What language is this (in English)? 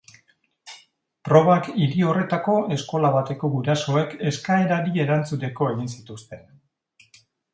Basque